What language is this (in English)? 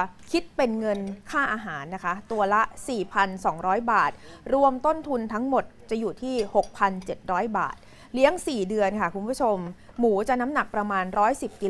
Thai